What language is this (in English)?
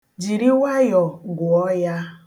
Igbo